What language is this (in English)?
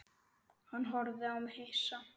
Icelandic